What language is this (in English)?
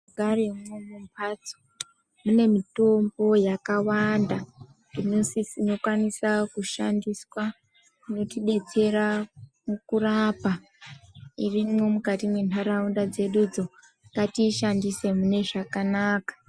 Ndau